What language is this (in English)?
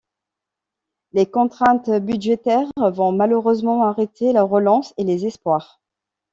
French